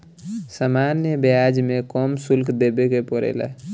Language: Bhojpuri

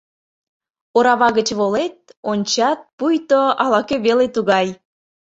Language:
Mari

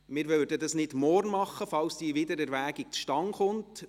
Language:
Swiss German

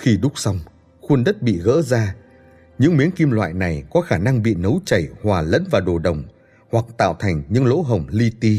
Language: Vietnamese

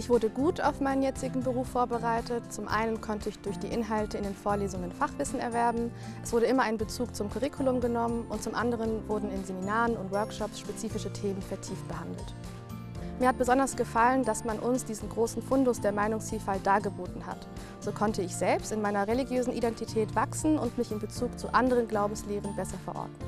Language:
German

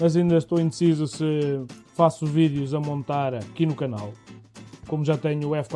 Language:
Portuguese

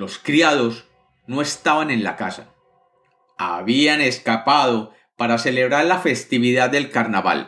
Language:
Spanish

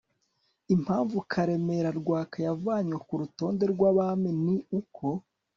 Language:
Kinyarwanda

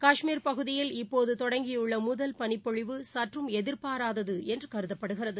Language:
Tamil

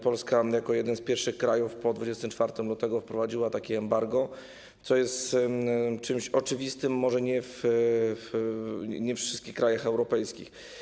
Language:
Polish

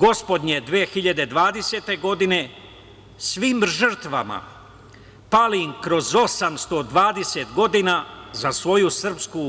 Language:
Serbian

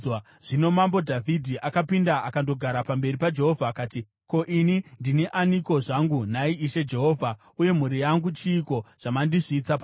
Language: Shona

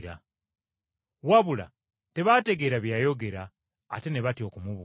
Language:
Ganda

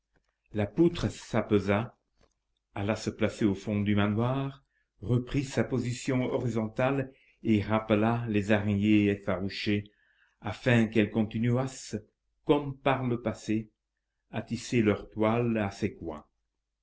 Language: French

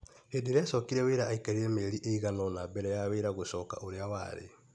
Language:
Kikuyu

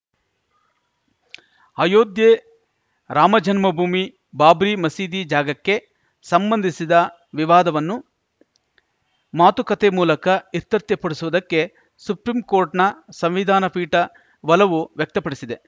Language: Kannada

